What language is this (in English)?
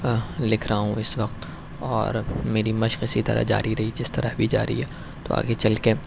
Urdu